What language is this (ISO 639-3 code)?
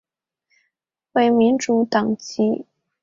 zho